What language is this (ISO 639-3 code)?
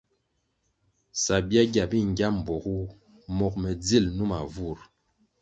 nmg